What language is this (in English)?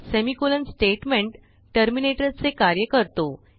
Marathi